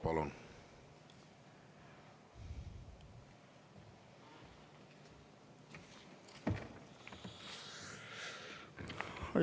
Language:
Estonian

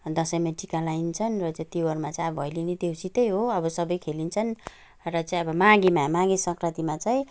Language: Nepali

